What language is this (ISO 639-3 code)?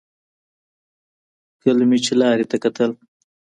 pus